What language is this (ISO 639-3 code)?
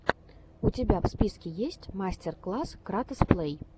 rus